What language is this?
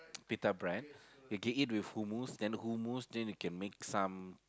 English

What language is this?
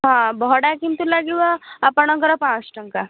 Odia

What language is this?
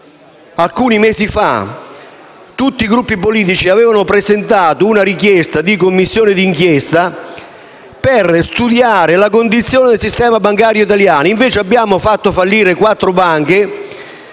Italian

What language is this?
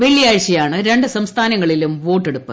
Malayalam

